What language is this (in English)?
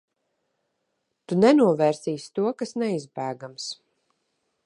Latvian